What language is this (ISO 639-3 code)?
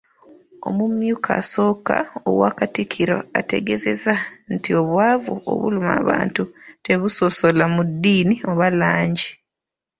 lug